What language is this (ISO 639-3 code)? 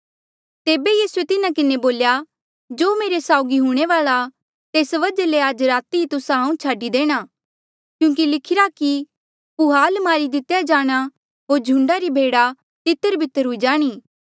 mjl